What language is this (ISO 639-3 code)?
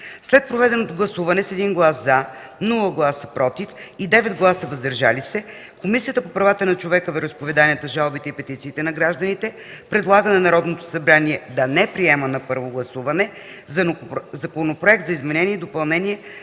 bul